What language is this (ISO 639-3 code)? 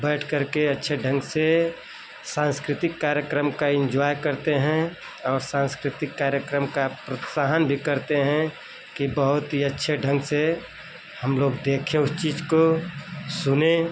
hin